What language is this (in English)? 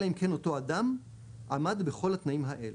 Hebrew